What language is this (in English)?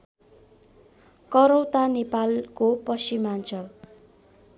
Nepali